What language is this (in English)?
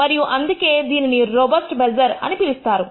Telugu